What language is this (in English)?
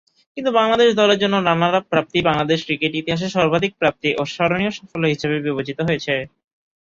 Bangla